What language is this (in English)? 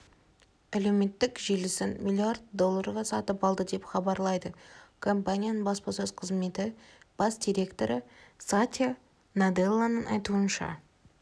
Kazakh